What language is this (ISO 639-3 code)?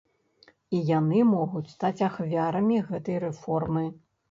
bel